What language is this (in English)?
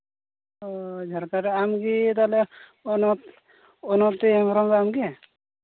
Santali